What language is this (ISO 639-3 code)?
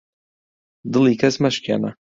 ckb